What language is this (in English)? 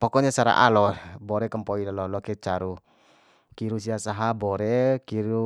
Bima